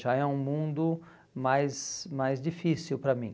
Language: Portuguese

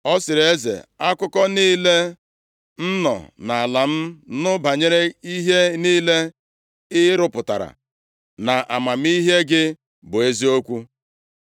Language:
Igbo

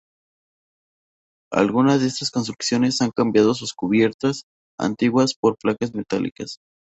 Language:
Spanish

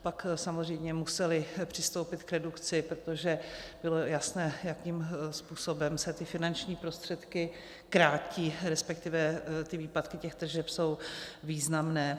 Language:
Czech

